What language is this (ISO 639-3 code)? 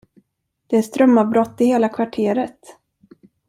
swe